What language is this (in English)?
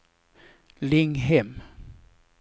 Swedish